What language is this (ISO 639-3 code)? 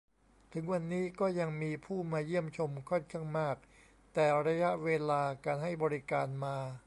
tha